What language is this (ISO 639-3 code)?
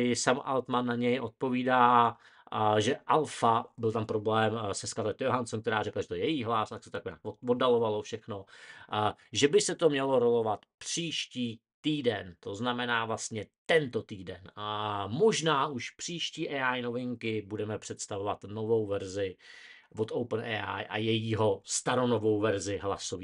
ces